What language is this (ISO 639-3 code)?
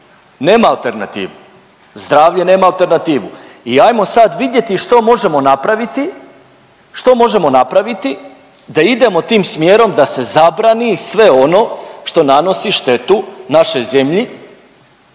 hrv